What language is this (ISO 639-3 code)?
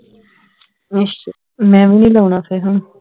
pan